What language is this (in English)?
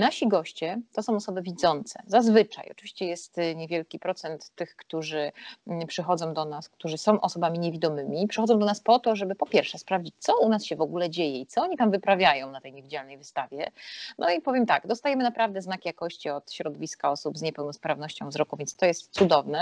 Polish